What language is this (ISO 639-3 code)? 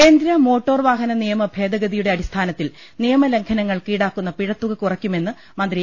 mal